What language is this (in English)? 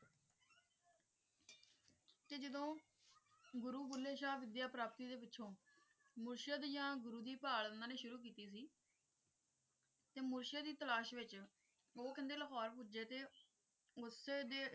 Punjabi